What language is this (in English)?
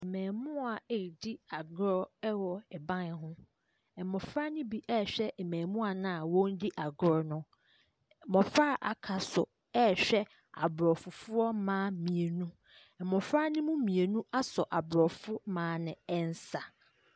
Akan